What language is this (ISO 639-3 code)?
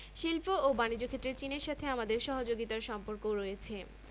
ben